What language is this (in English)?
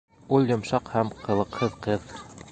Bashkir